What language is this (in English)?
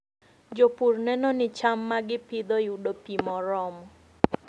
Luo (Kenya and Tanzania)